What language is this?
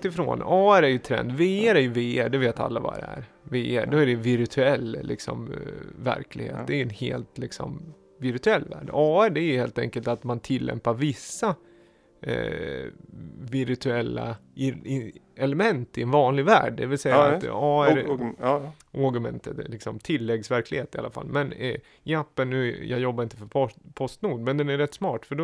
Swedish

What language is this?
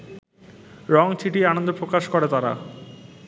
Bangla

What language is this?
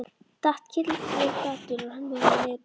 Icelandic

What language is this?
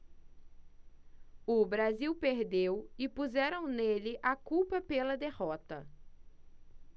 Portuguese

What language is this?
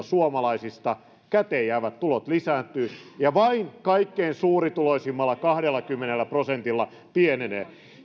Finnish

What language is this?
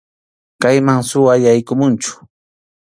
Arequipa-La Unión Quechua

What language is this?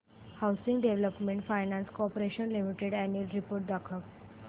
Marathi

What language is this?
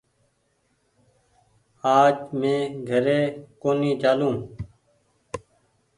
Goaria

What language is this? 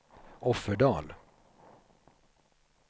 Swedish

